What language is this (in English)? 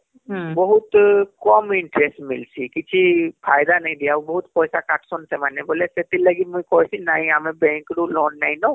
Odia